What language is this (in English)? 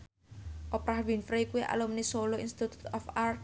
Javanese